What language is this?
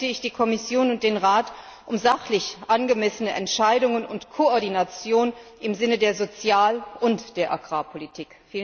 German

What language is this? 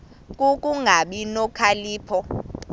Xhosa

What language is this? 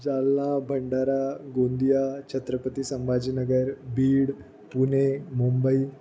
Marathi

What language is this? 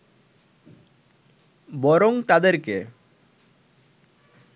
Bangla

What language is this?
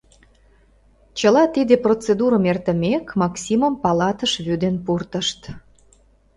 Mari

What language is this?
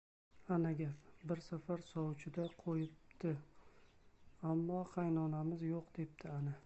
Uzbek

